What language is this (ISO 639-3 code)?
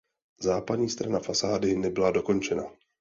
ces